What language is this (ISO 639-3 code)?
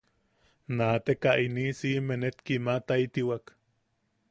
yaq